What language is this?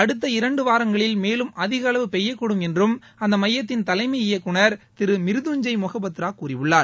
Tamil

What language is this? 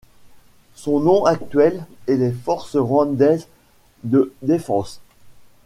French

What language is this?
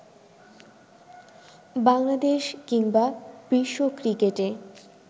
Bangla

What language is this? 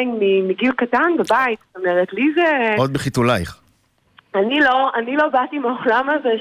Hebrew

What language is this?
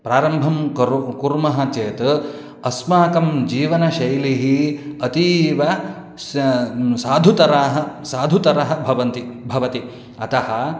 Sanskrit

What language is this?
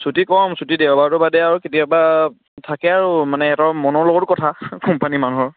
Assamese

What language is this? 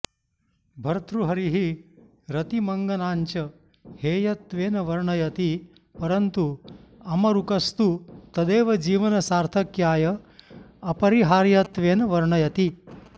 Sanskrit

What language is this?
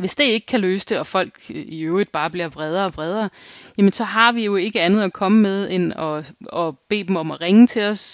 Danish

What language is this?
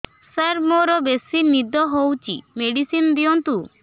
Odia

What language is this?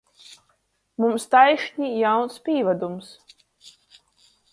Latgalian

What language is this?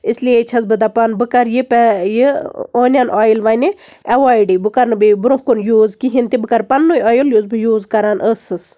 Kashmiri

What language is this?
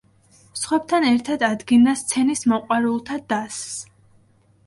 Georgian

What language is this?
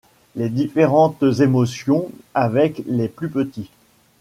French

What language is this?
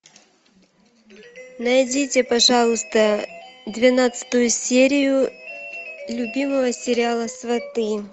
Russian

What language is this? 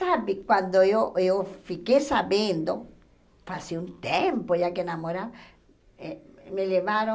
Portuguese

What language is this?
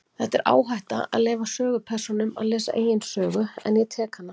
Icelandic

